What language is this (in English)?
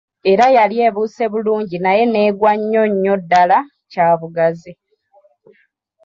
Ganda